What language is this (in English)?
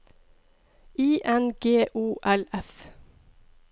Norwegian